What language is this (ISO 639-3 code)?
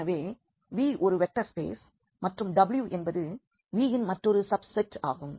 tam